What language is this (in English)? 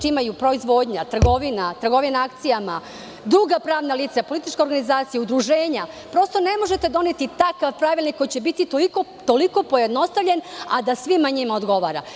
Serbian